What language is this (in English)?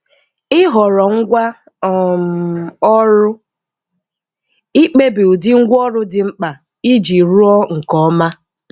Igbo